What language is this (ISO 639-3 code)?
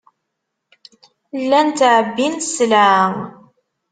kab